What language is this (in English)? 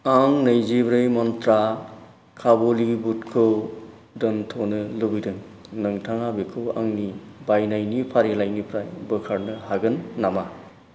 Bodo